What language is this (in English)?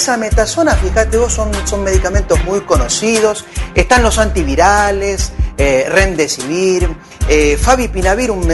Spanish